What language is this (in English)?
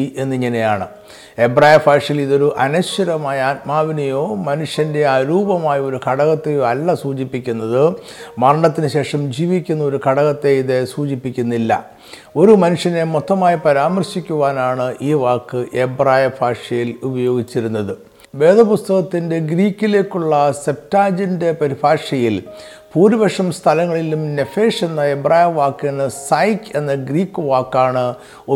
Malayalam